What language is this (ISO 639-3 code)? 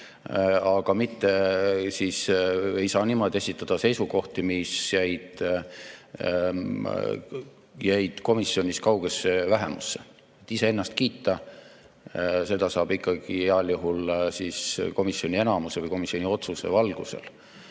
est